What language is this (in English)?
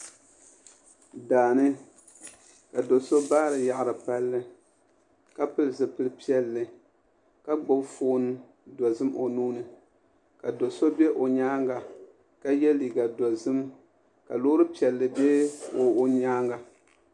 Dagbani